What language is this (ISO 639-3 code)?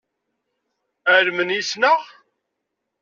kab